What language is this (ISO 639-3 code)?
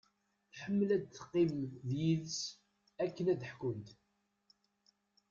kab